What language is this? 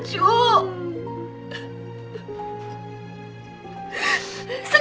Indonesian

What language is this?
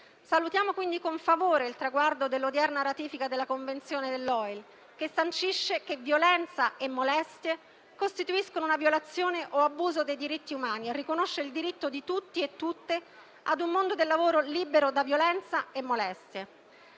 Italian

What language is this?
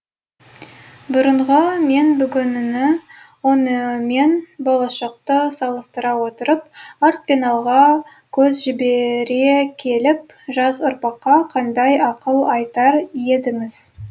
Kazakh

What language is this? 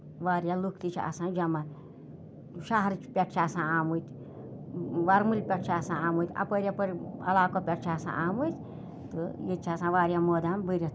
Kashmiri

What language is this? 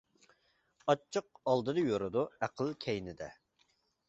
Uyghur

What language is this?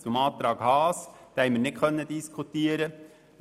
Swiss German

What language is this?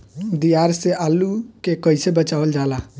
Bhojpuri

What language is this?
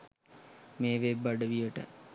Sinhala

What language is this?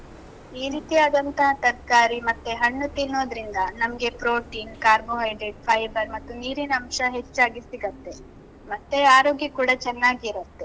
Kannada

